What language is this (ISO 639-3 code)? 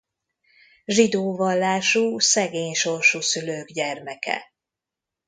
hun